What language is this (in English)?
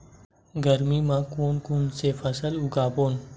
Chhattisgarhi